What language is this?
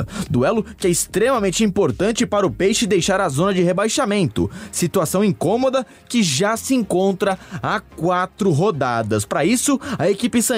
Portuguese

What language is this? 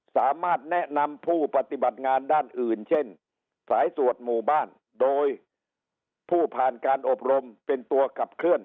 Thai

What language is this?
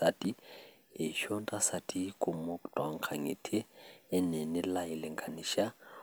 Masai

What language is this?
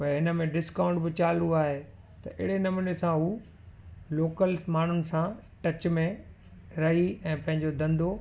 Sindhi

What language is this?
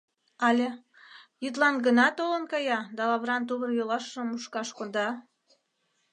Mari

